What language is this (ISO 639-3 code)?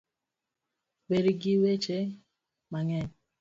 luo